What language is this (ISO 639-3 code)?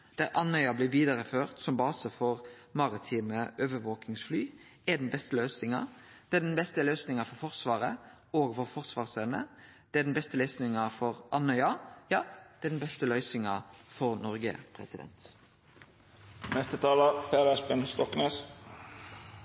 nno